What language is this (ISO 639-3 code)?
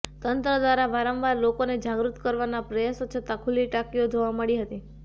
guj